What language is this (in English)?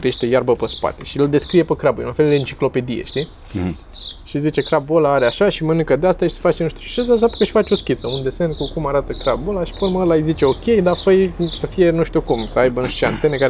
Romanian